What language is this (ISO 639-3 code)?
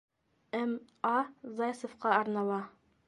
bak